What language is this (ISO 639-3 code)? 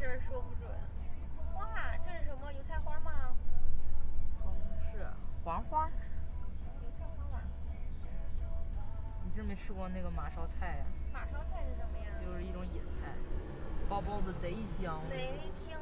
zho